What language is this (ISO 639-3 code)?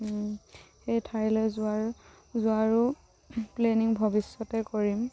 asm